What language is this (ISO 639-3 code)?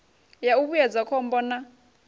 ven